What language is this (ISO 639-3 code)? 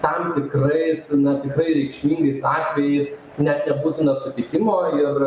lit